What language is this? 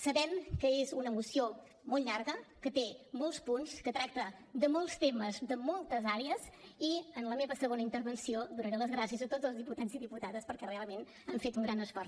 Catalan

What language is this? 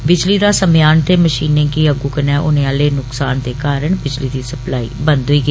Dogri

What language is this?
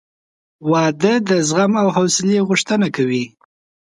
Pashto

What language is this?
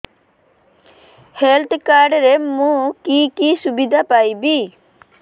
Odia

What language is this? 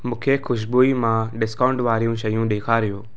Sindhi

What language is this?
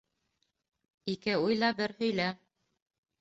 Bashkir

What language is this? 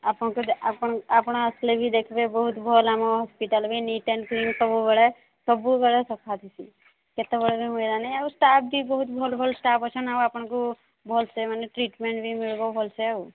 Odia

